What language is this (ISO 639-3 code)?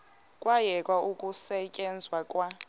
xho